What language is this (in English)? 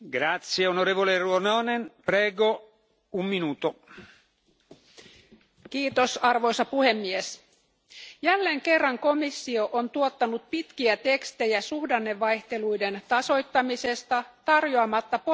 Finnish